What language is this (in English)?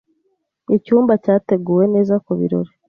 Kinyarwanda